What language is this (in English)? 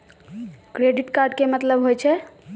Maithili